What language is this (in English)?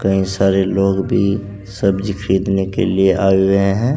Hindi